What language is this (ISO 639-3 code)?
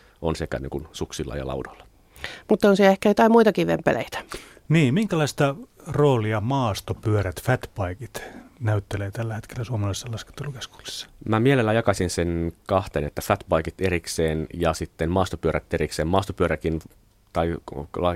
fin